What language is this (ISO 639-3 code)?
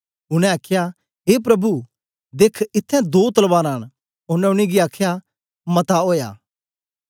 doi